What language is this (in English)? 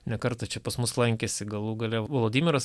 Lithuanian